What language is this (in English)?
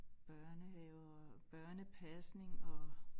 Danish